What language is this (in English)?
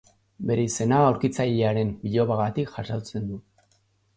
Basque